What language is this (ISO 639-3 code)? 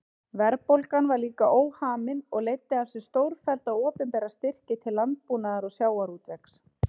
isl